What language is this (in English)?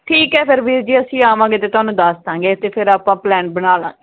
Punjabi